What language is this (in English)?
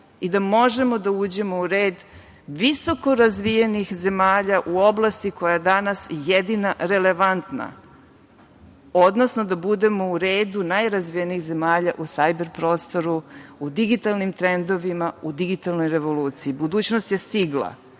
Serbian